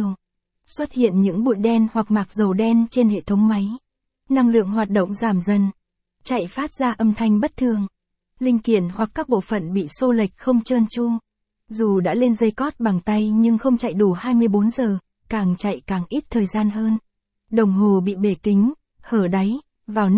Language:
Vietnamese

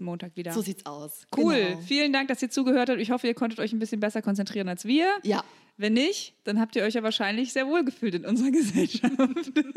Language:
German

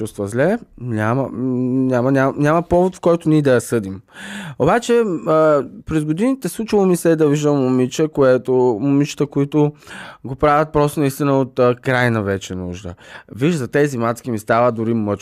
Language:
Bulgarian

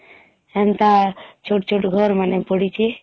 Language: Odia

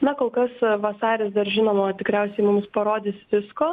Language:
Lithuanian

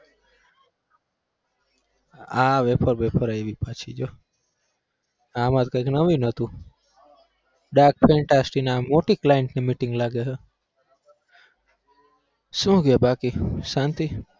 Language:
Gujarati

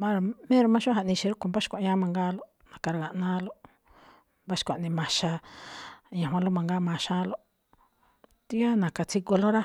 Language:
Malinaltepec Me'phaa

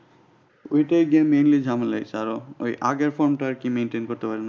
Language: Bangla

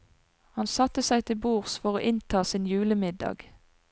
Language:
Norwegian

